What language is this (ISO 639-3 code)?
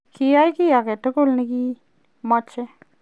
kln